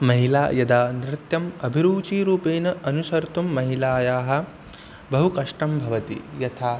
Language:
Sanskrit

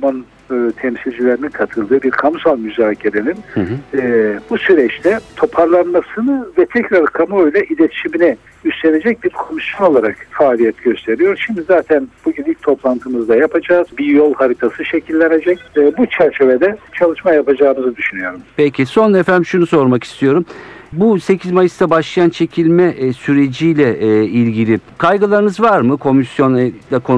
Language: Turkish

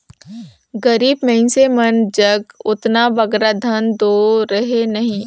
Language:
Chhattisgarhi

